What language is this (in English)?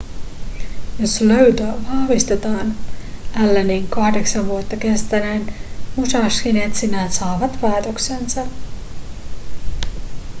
Finnish